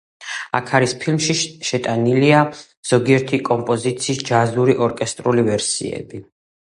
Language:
Georgian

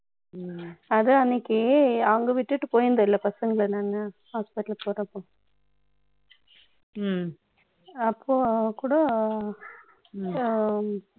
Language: Tamil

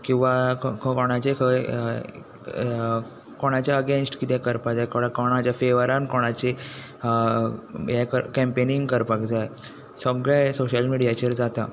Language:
Konkani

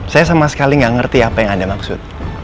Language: Indonesian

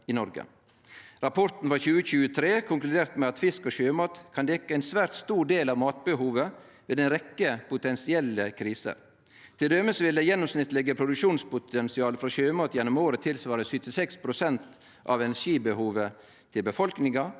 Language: Norwegian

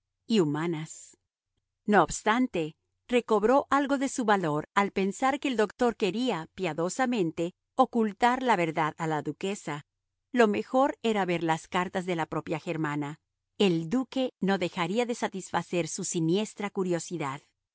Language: Spanish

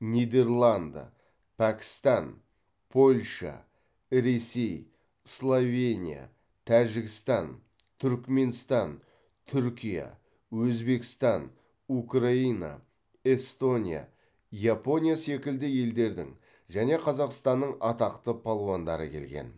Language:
Kazakh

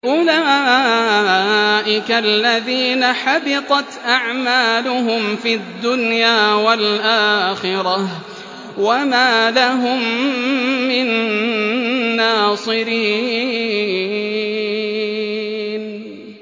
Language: Arabic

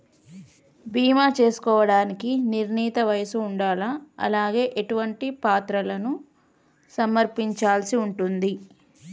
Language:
Telugu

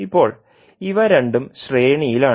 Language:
Malayalam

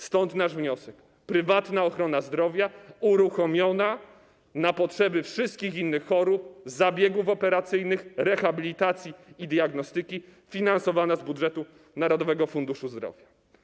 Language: Polish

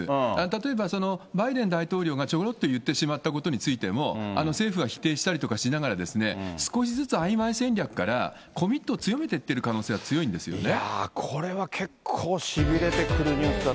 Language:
Japanese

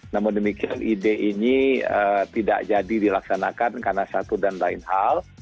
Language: Indonesian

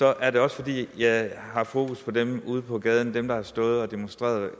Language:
Danish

